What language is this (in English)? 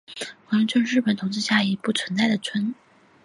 Chinese